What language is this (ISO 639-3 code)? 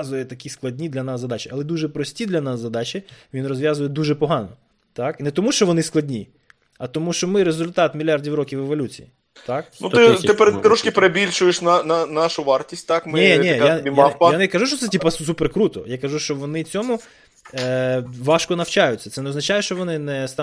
ukr